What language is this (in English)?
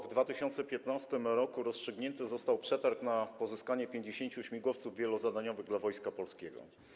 Polish